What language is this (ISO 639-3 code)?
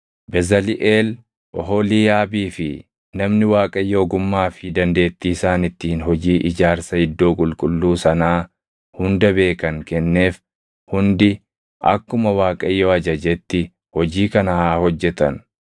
orm